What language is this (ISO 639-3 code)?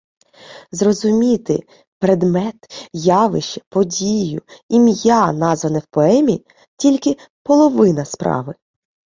ukr